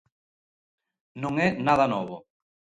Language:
Galician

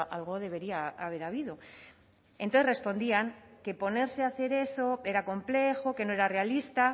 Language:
Spanish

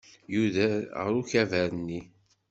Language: Kabyle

